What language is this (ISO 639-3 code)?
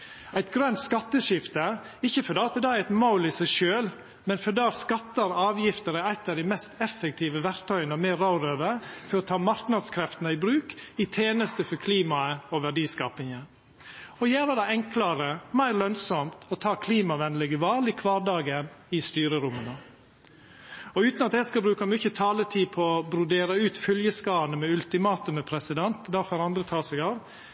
nno